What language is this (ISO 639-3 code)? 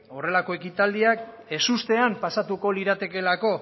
eus